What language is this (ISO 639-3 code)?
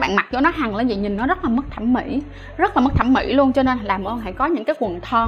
vie